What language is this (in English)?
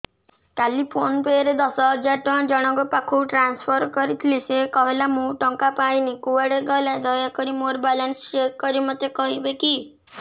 Odia